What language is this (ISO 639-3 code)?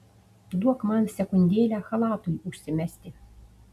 lit